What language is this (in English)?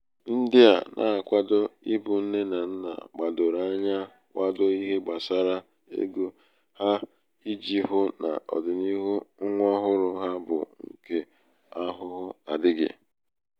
Igbo